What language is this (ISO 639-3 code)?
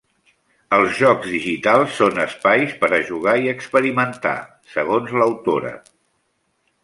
cat